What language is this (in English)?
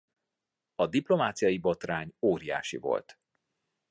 Hungarian